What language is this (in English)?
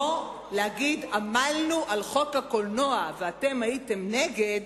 Hebrew